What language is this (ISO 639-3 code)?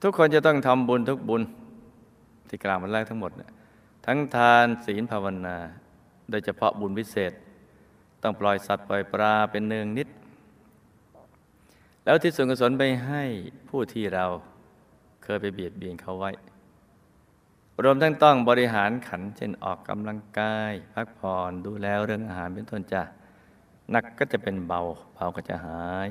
tha